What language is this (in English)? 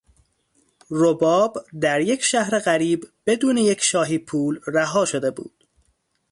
Persian